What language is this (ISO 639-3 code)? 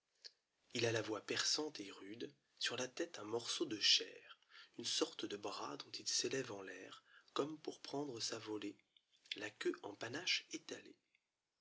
fra